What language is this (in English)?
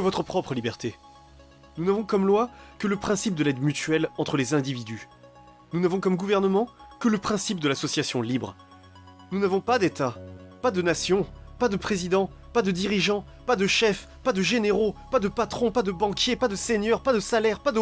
French